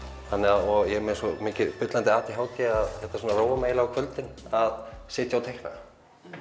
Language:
Icelandic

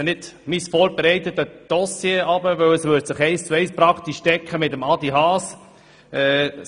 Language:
Swiss German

